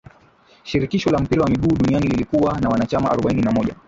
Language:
Swahili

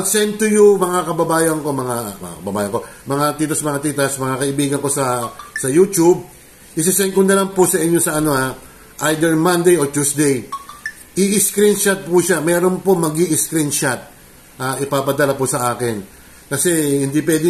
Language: Filipino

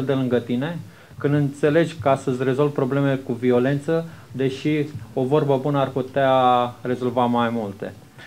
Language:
Romanian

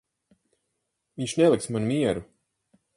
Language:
Latvian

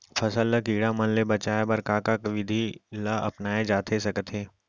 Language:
Chhattisgarhi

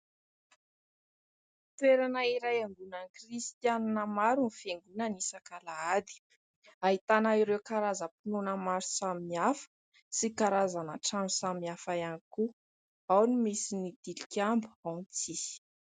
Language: Malagasy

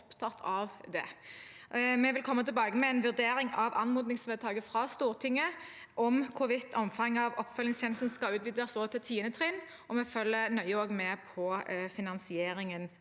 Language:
Norwegian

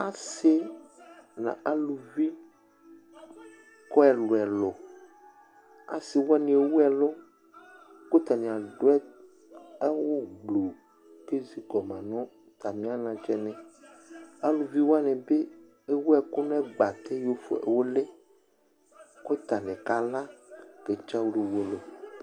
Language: Ikposo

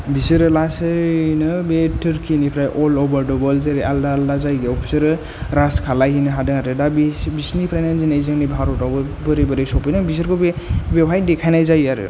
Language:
Bodo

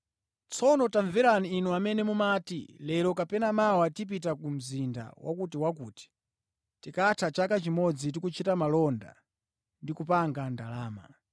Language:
Nyanja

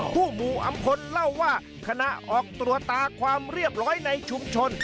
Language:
Thai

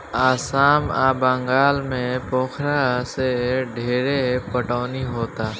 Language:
Bhojpuri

